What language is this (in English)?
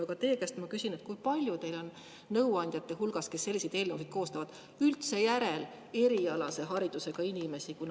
Estonian